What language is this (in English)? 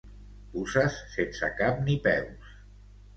Catalan